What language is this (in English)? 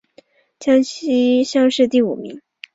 Chinese